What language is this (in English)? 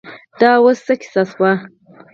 Pashto